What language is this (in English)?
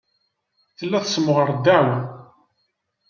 Kabyle